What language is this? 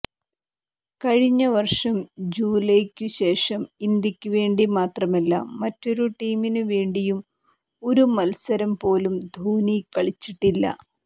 Malayalam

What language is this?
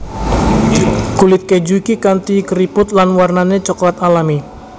Javanese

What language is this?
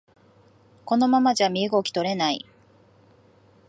Japanese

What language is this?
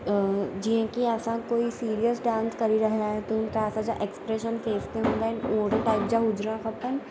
Sindhi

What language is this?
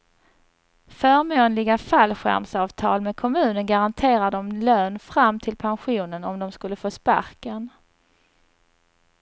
Swedish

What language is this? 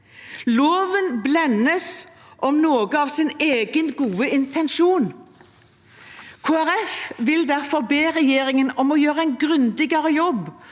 Norwegian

